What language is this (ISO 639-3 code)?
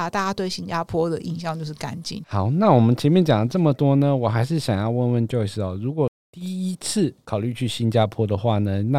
zho